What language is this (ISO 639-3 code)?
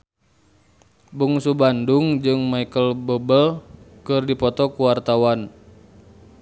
sun